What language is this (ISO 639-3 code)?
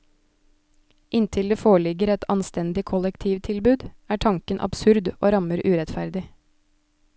nor